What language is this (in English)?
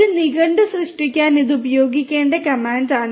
Malayalam